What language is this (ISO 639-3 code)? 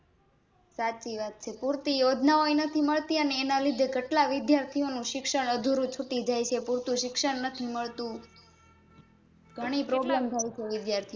guj